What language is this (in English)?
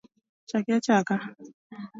Luo (Kenya and Tanzania)